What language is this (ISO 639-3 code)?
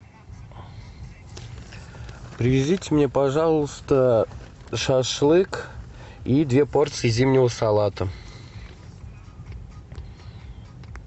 rus